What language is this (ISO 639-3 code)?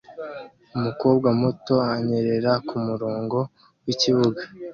kin